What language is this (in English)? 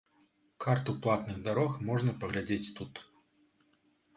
Belarusian